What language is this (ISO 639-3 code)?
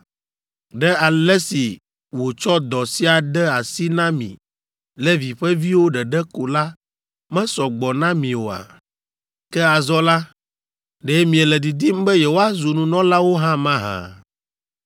ewe